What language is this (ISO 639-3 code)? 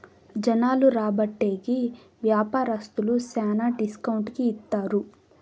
tel